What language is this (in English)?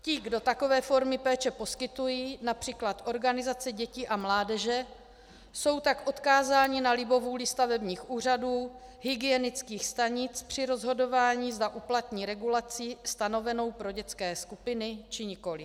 Czech